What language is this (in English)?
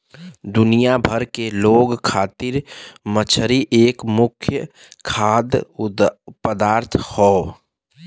Bhojpuri